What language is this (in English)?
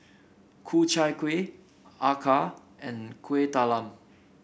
English